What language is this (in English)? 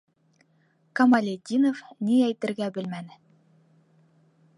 Bashkir